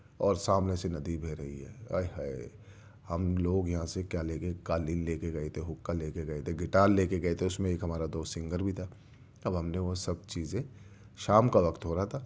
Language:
Urdu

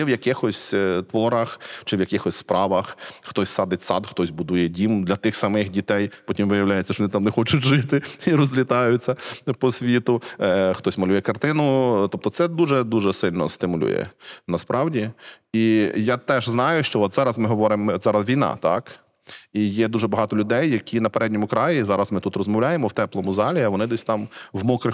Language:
Ukrainian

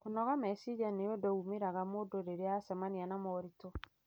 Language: Kikuyu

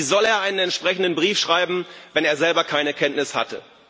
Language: German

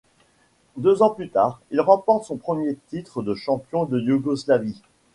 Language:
French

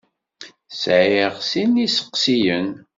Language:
Kabyle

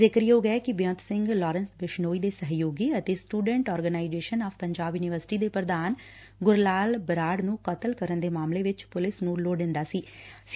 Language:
Punjabi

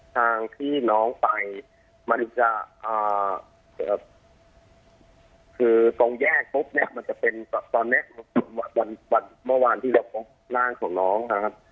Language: Thai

